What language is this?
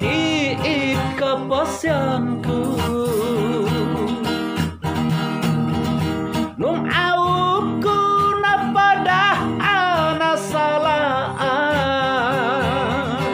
Indonesian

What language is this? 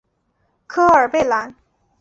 Chinese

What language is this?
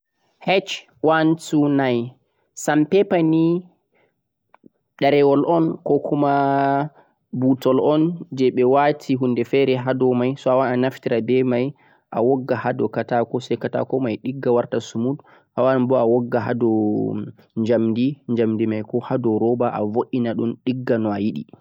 Central-Eastern Niger Fulfulde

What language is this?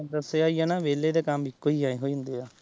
Punjabi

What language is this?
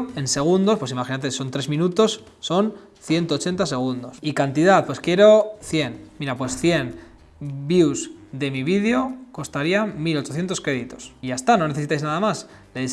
Spanish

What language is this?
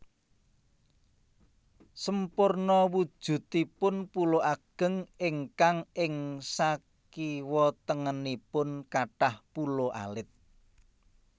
Javanese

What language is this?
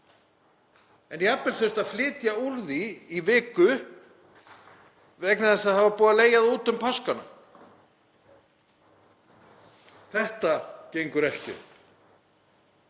Icelandic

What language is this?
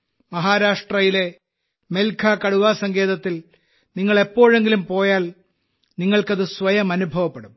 Malayalam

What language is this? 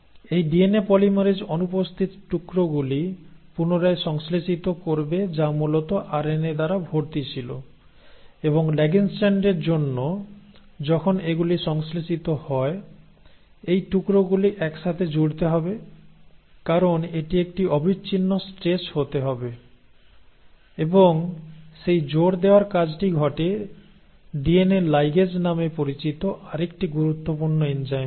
Bangla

